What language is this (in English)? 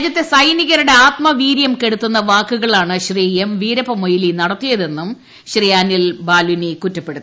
Malayalam